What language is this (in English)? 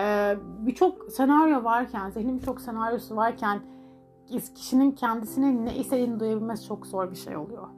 Turkish